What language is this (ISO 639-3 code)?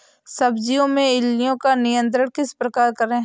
hin